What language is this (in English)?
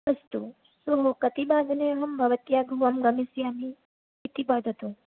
Sanskrit